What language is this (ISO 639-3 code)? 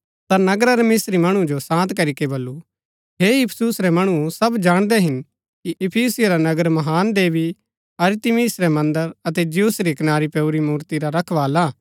gbk